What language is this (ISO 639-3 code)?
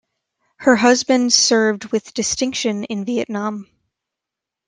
eng